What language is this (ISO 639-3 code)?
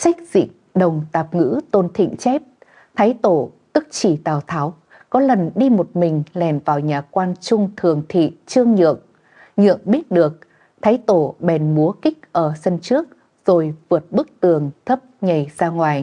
vie